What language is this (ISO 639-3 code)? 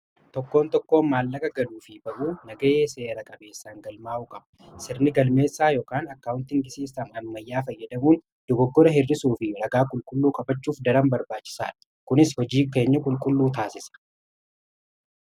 orm